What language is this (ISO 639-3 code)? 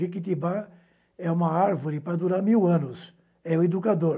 por